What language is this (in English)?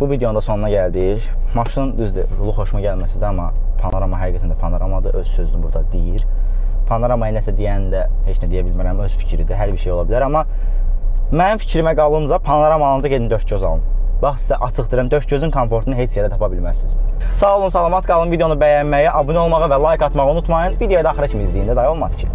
Turkish